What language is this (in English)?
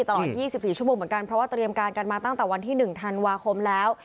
Thai